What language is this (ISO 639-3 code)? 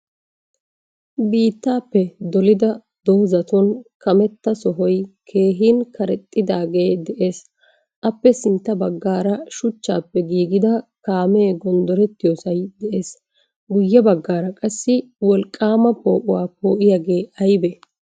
wal